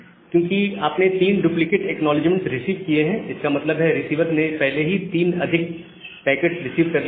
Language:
Hindi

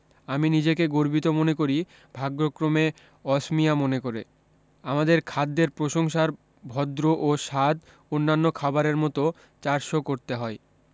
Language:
Bangla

